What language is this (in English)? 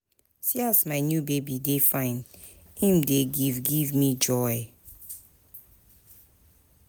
Nigerian Pidgin